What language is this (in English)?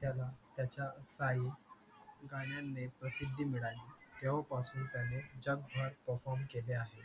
Marathi